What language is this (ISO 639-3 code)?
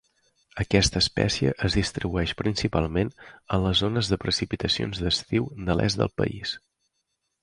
cat